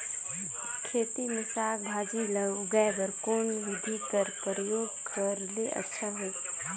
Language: Chhattisgarhi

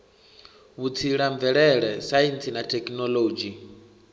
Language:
Venda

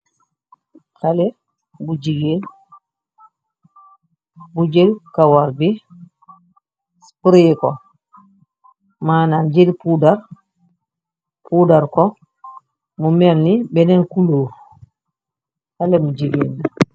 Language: Wolof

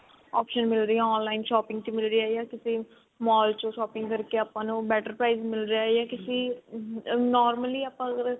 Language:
Punjabi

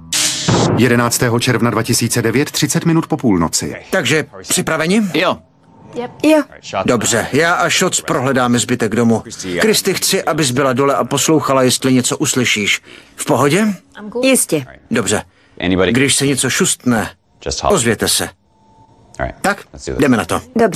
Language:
Czech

